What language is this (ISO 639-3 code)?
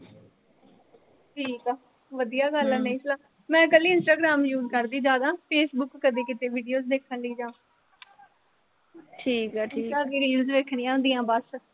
pan